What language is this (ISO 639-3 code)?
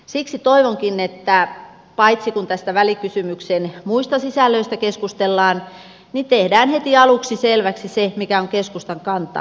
fin